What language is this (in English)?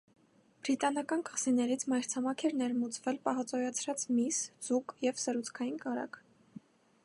Armenian